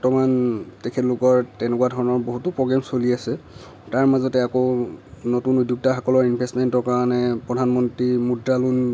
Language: Assamese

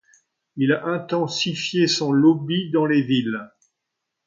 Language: French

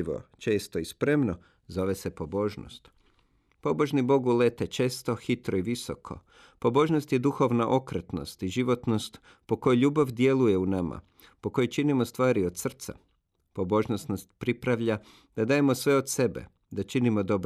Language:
Croatian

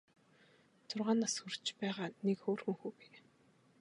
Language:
Mongolian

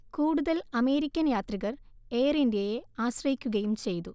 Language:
Malayalam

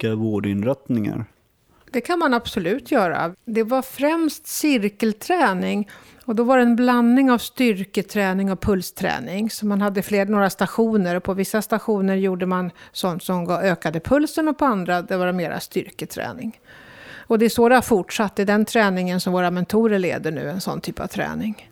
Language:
Swedish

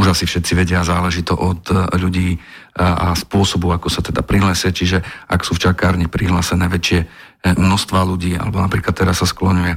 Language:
Slovak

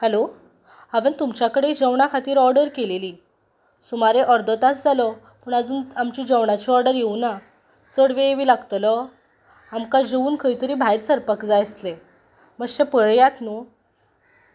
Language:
Konkani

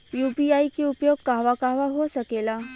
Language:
Bhojpuri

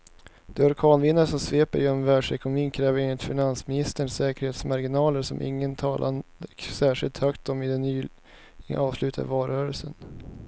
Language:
Swedish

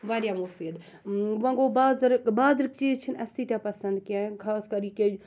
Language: Kashmiri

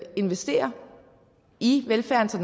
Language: Danish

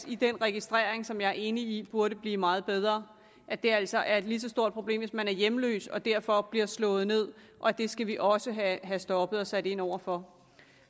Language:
Danish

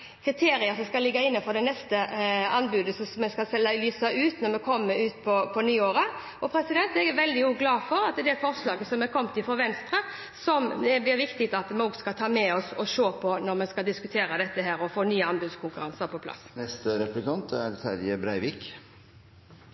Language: Norwegian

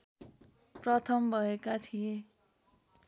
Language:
Nepali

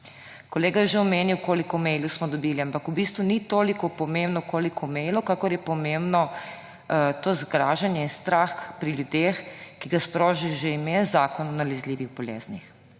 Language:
Slovenian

